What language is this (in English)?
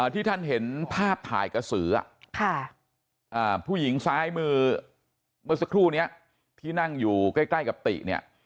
Thai